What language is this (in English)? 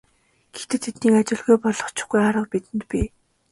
Mongolian